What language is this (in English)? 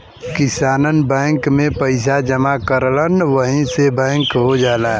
Bhojpuri